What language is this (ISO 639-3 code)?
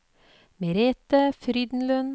nor